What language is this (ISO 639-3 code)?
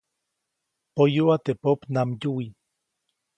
zoc